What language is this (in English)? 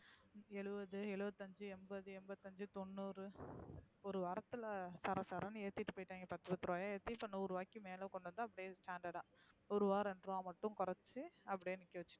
Tamil